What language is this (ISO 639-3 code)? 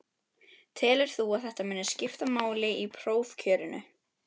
isl